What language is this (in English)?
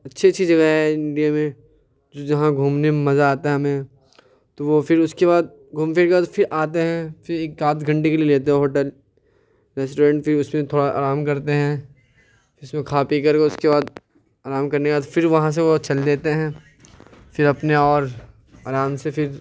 Urdu